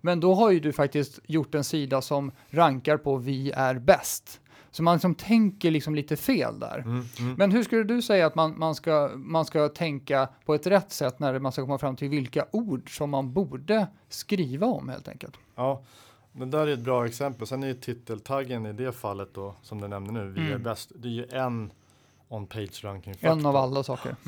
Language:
Swedish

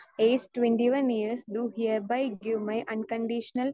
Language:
Malayalam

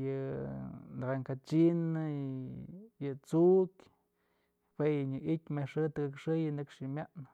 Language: Mazatlán Mixe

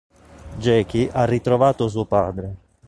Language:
Italian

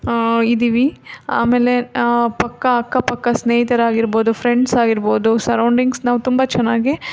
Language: Kannada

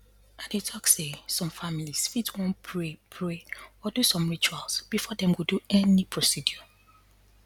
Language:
Nigerian Pidgin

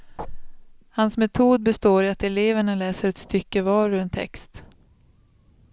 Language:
Swedish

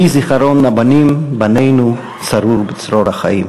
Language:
Hebrew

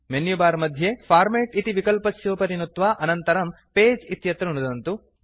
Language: Sanskrit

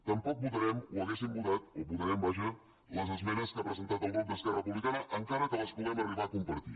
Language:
Catalan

